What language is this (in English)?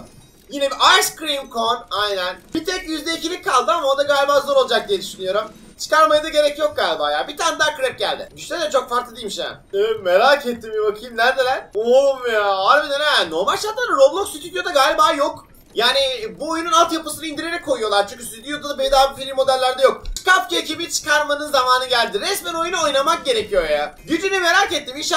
Turkish